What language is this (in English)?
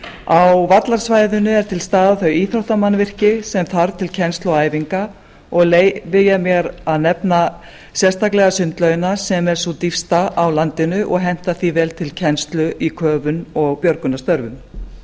Icelandic